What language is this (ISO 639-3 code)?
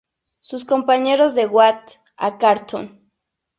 spa